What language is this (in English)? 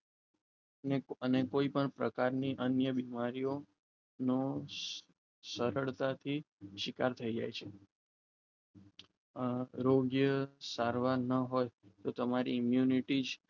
Gujarati